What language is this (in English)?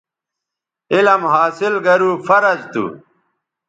Bateri